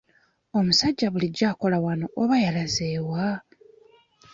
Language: Ganda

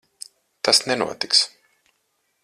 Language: Latvian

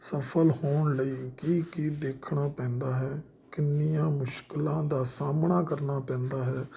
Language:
Punjabi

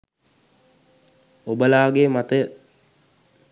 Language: Sinhala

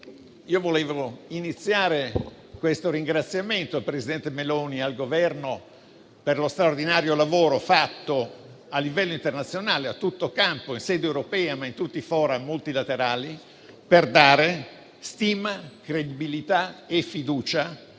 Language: Italian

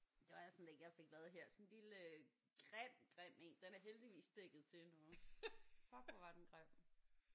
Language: Danish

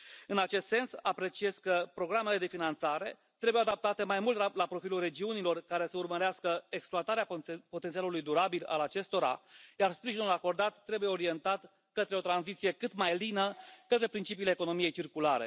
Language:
Romanian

